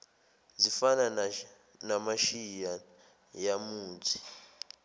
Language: Zulu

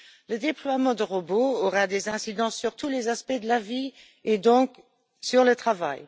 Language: French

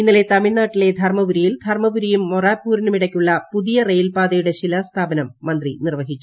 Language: Malayalam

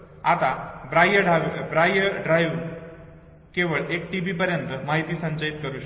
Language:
Marathi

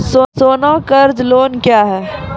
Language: Maithili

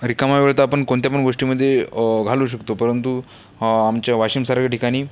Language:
Marathi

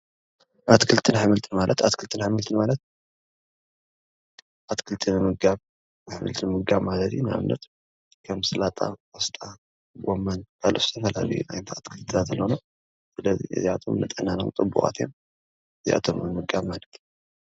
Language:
Tigrinya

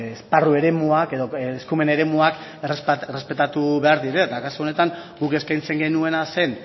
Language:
Basque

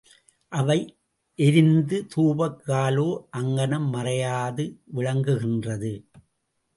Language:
Tamil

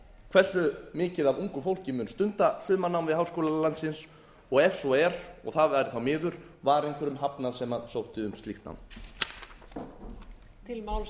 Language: Icelandic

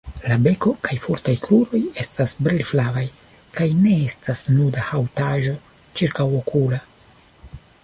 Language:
Esperanto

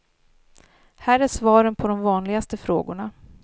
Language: Swedish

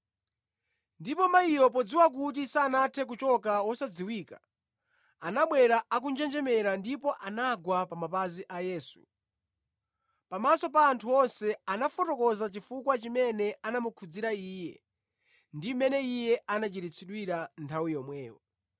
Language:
Nyanja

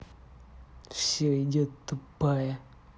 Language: Russian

